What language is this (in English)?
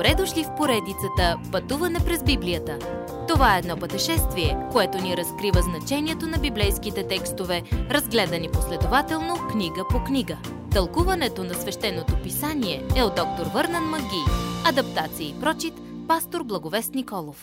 Bulgarian